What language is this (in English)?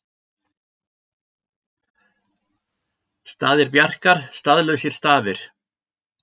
Icelandic